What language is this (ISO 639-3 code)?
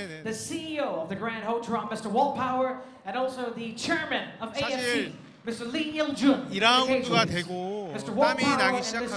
kor